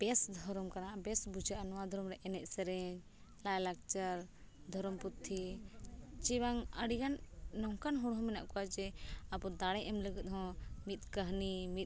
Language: Santali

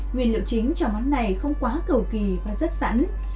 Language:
Vietnamese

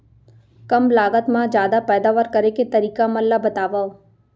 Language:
Chhattisgarhi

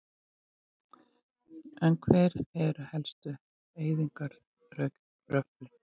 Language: Icelandic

